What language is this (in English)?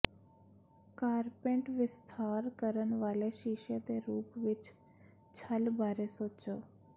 Punjabi